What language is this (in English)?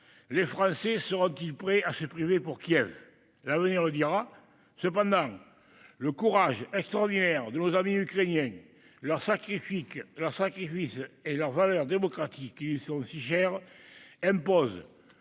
French